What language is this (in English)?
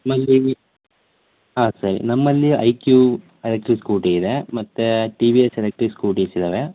Kannada